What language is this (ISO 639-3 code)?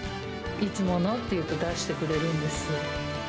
jpn